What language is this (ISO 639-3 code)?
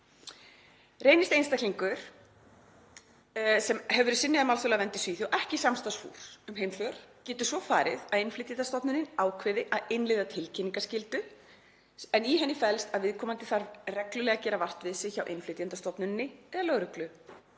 isl